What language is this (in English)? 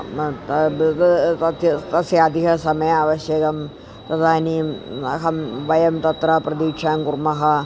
Sanskrit